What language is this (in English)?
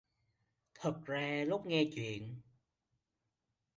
Vietnamese